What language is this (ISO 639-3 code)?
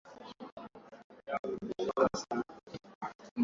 swa